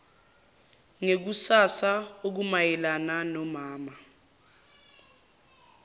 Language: Zulu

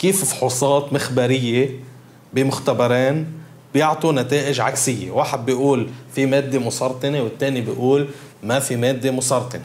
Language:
Arabic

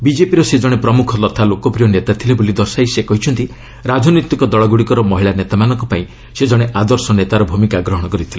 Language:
Odia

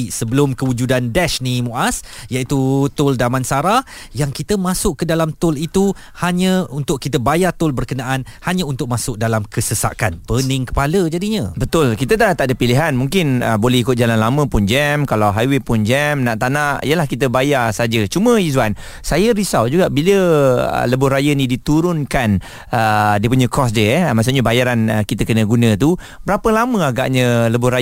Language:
Malay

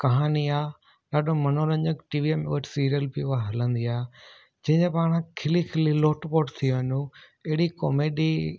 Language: Sindhi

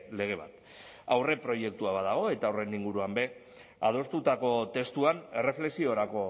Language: Basque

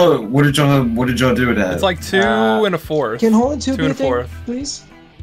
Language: English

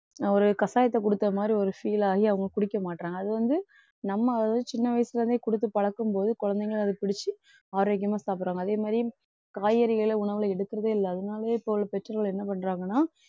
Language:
Tamil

